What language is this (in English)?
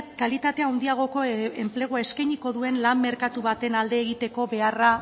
Basque